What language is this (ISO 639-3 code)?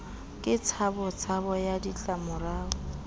sot